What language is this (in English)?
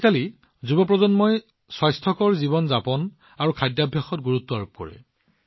Assamese